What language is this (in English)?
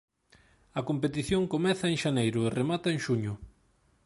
Galician